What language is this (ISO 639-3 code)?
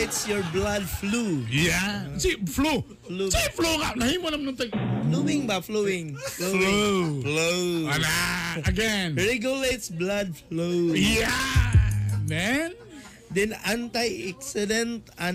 fil